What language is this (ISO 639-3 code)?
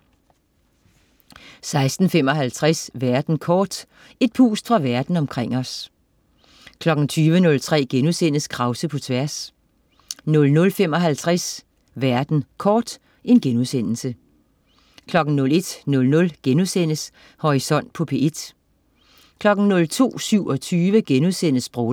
dan